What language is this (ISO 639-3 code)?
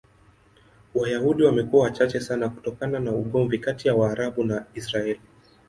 swa